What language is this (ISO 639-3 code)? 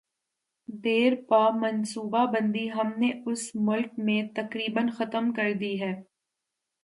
urd